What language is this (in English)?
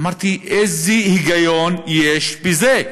Hebrew